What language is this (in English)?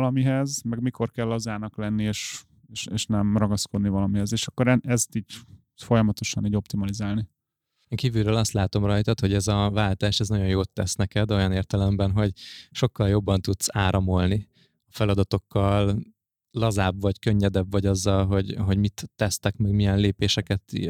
Hungarian